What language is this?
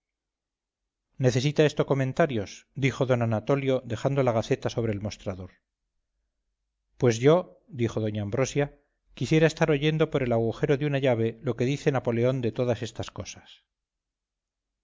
Spanish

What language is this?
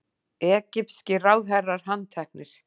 Icelandic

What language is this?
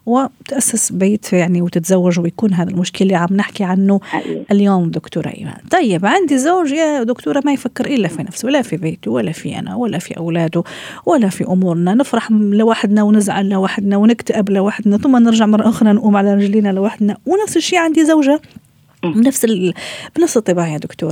Arabic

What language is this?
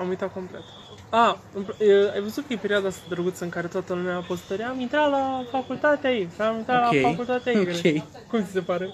Romanian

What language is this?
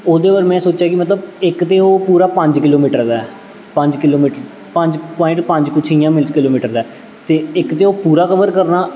Dogri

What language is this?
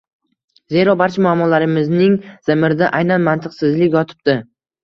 Uzbek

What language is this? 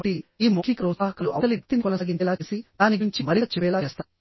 Telugu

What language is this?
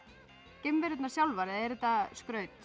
Icelandic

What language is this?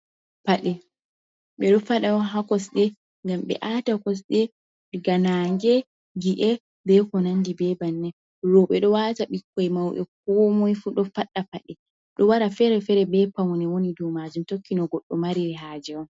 Fula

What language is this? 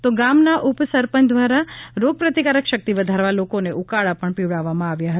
Gujarati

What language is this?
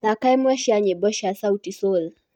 Kikuyu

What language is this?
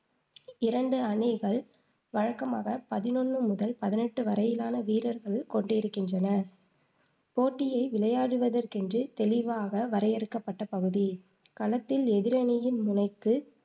Tamil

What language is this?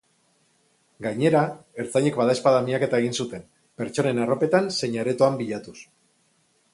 Basque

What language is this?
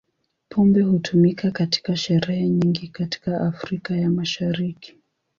Swahili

